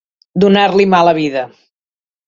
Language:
Catalan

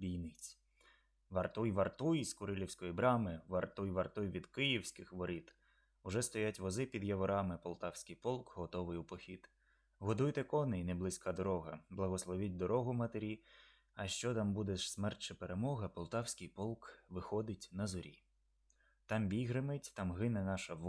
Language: Ukrainian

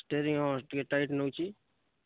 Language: Odia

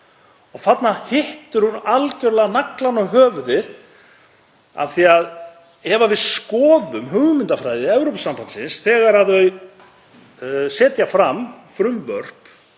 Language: Icelandic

